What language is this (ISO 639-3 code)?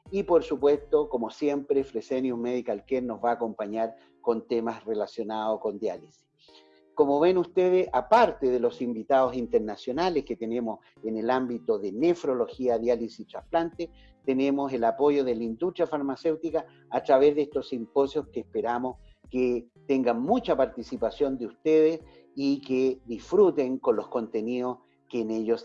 spa